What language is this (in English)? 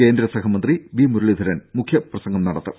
Malayalam